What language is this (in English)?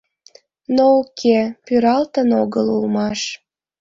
Mari